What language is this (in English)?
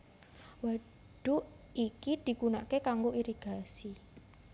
Javanese